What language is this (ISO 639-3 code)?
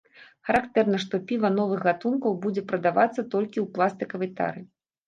bel